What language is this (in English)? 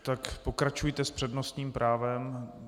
Czech